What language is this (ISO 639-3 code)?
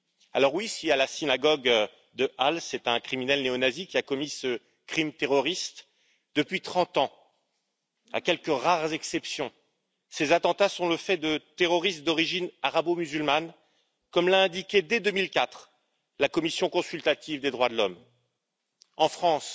fra